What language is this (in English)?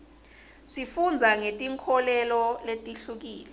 Swati